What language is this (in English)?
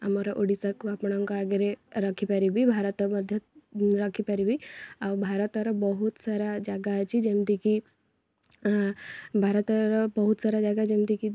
Odia